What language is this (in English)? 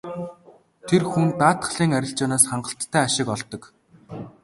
Mongolian